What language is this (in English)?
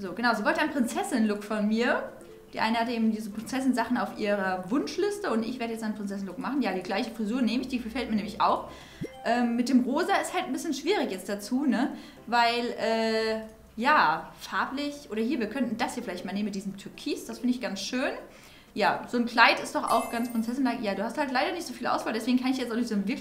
German